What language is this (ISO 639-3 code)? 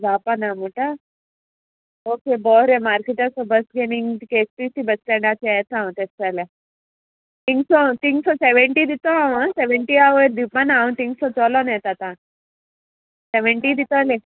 kok